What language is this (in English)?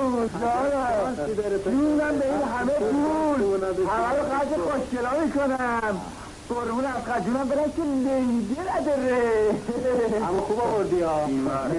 Persian